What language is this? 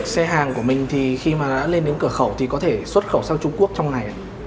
Vietnamese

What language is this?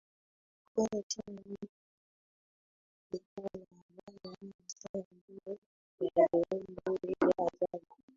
Swahili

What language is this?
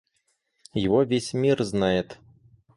Russian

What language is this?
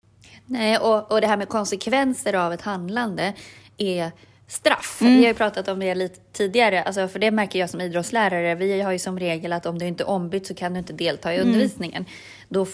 Swedish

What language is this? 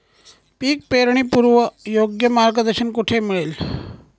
Marathi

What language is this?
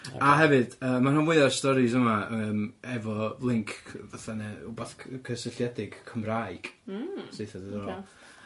Welsh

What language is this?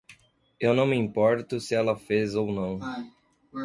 Portuguese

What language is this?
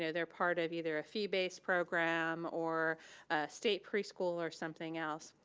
English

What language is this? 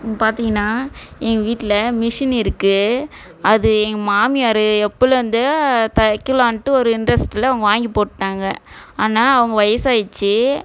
Tamil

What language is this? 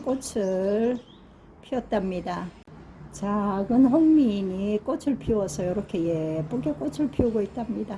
Korean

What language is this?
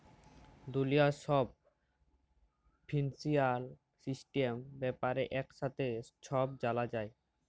Bangla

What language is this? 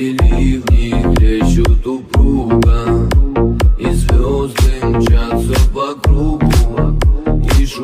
Romanian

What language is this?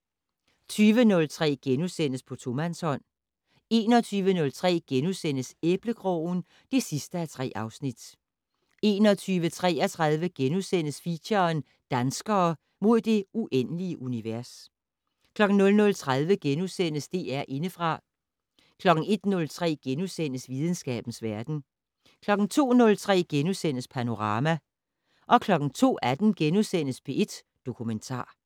Danish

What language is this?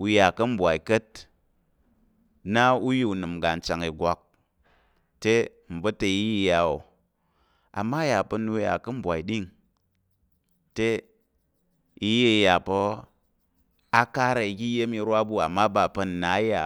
Tarok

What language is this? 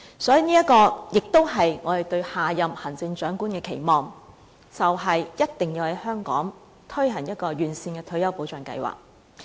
Cantonese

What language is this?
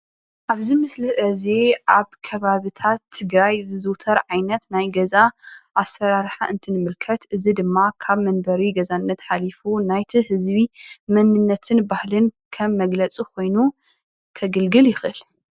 Tigrinya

